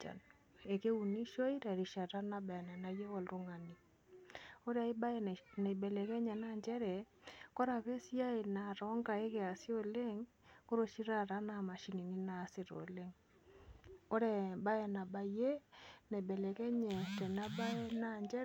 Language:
Masai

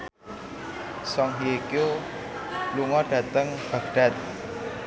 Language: Javanese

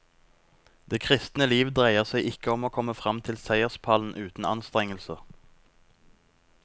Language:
Norwegian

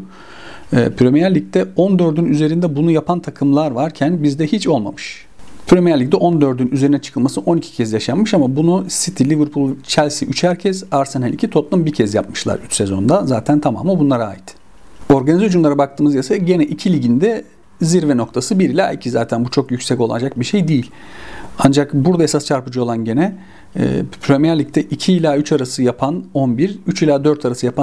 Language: Turkish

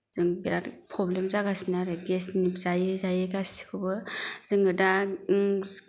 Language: Bodo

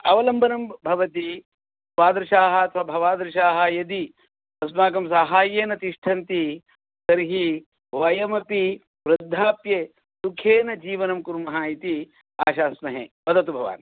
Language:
Sanskrit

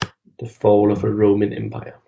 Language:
Danish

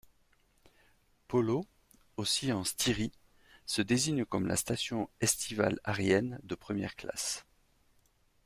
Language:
French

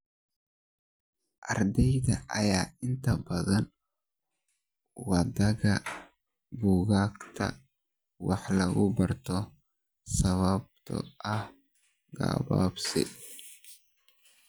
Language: Somali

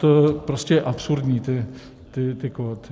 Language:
Czech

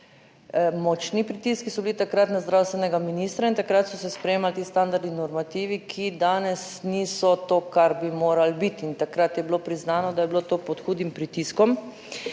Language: Slovenian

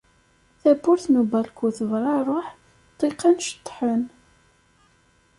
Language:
Kabyle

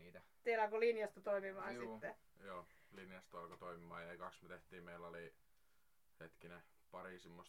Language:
Finnish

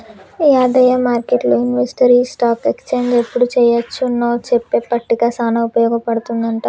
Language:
Telugu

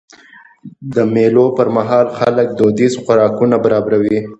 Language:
Pashto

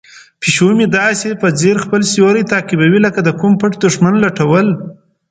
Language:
Pashto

